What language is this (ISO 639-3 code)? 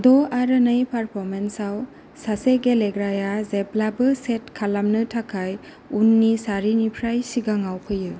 brx